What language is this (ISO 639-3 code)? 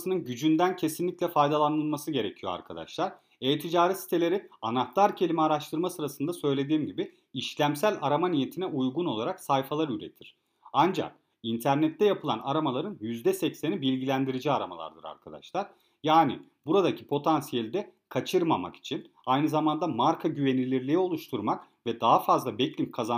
tur